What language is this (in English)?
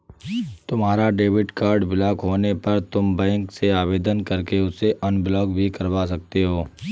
Hindi